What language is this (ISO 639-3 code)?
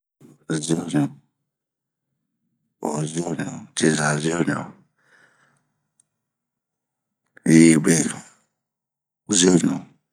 bmq